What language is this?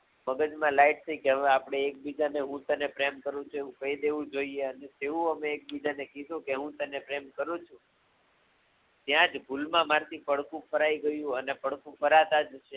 Gujarati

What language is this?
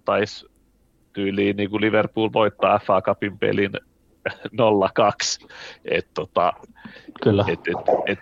Finnish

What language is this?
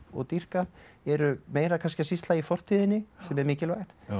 Icelandic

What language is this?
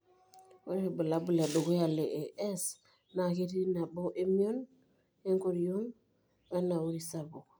Masai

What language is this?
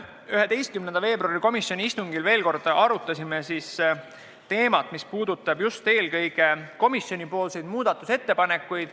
Estonian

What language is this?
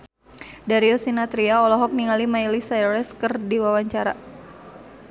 Sundanese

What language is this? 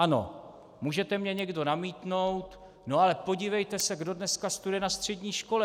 Czech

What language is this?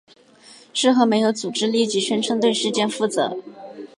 Chinese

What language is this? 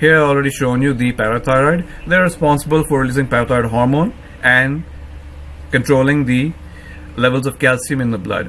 English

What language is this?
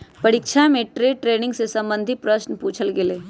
Magahi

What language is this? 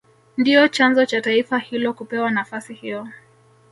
Swahili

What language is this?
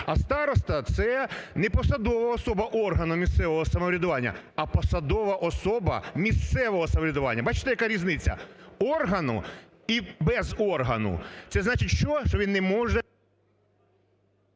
Ukrainian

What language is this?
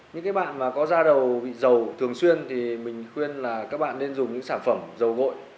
Vietnamese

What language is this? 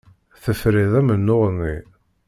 Kabyle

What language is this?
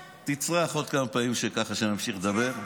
Hebrew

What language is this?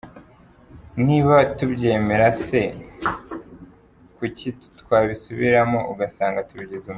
Kinyarwanda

